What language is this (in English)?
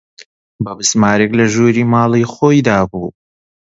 Central Kurdish